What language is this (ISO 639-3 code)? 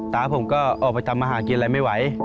tha